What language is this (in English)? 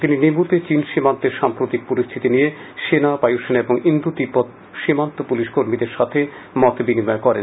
Bangla